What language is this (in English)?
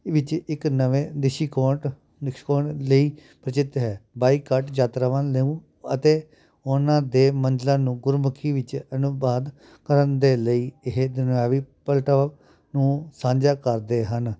Punjabi